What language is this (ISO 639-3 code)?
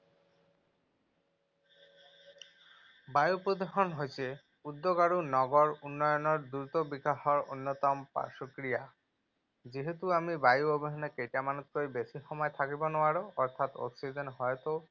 asm